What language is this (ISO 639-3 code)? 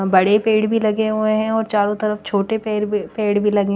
hin